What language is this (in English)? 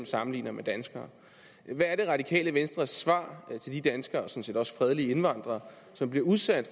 Danish